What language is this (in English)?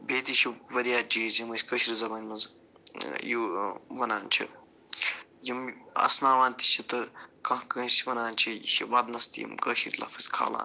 Kashmiri